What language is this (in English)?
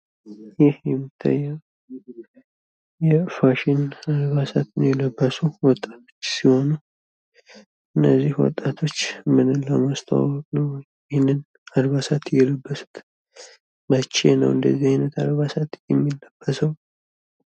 Amharic